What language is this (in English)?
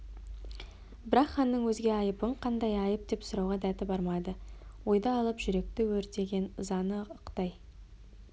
Kazakh